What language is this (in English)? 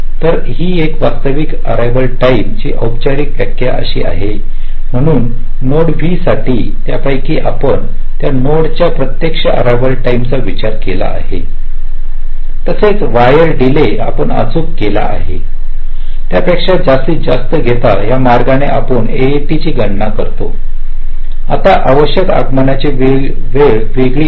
Marathi